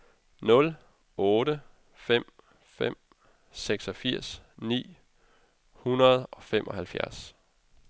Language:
Danish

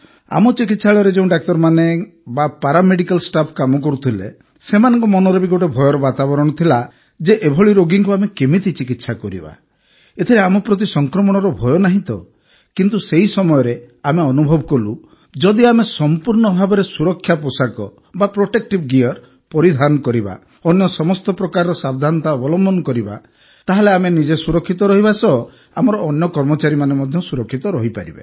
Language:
Odia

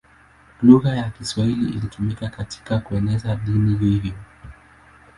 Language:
Swahili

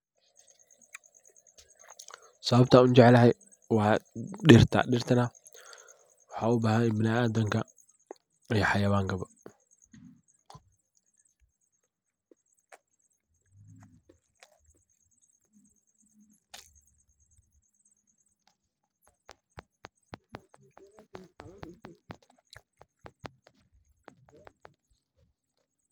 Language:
Somali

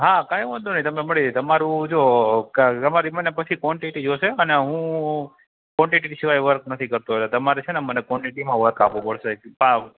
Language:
Gujarati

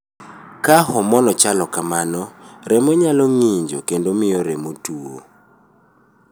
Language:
Luo (Kenya and Tanzania)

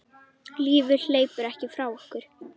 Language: Icelandic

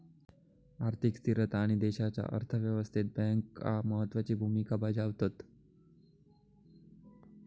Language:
Marathi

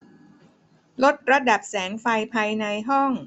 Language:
Thai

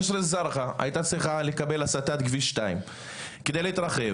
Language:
Hebrew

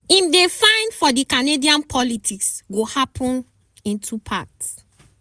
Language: Nigerian Pidgin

